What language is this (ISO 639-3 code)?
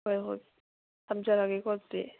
mni